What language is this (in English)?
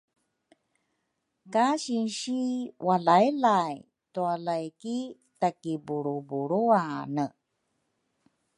Rukai